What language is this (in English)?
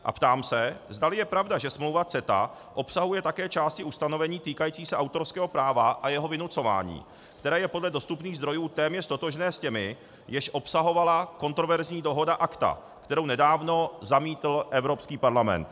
Czech